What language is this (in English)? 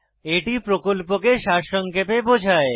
Bangla